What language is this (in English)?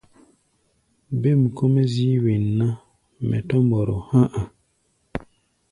Gbaya